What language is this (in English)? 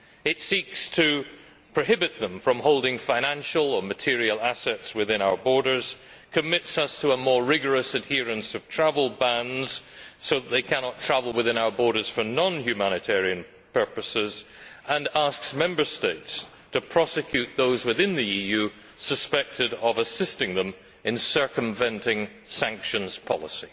English